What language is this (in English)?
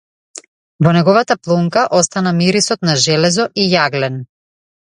Macedonian